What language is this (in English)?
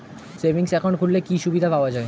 Bangla